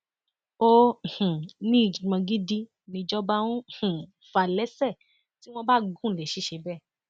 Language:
Yoruba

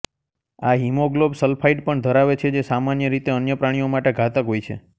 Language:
Gujarati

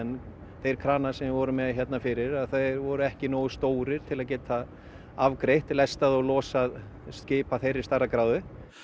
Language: Icelandic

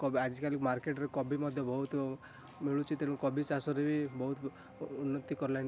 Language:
Odia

